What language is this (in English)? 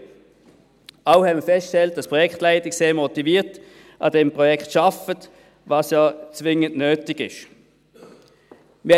Swiss German